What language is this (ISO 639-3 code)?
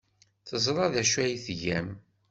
kab